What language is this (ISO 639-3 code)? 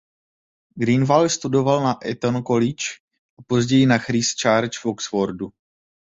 ces